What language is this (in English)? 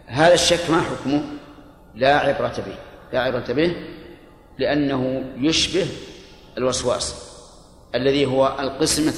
Arabic